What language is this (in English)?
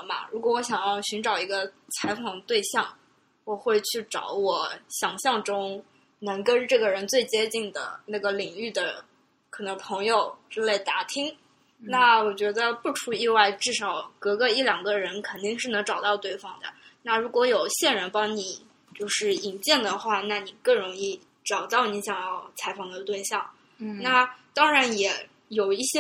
Chinese